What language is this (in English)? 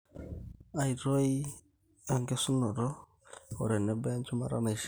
Masai